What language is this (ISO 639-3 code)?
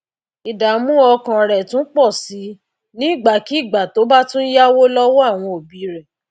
yor